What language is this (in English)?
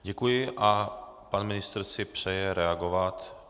Czech